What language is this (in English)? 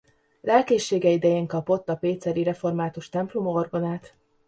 Hungarian